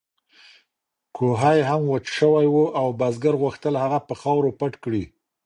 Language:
Pashto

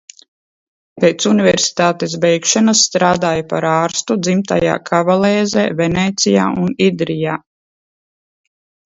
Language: Latvian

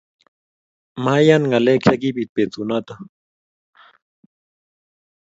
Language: Kalenjin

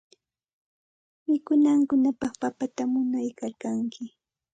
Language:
Santa Ana de Tusi Pasco Quechua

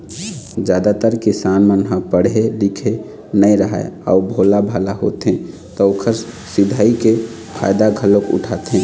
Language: Chhattisgarhi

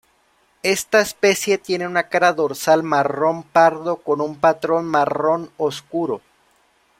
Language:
Spanish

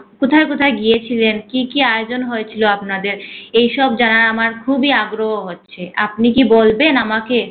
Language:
Bangla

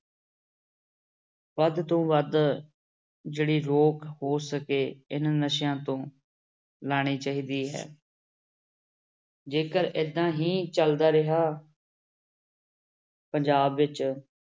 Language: Punjabi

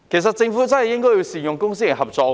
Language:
Cantonese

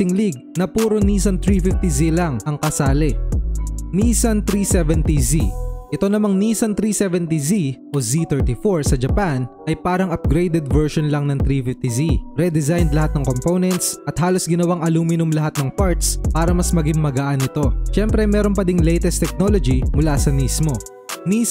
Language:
Filipino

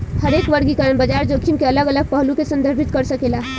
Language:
Bhojpuri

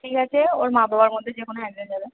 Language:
Bangla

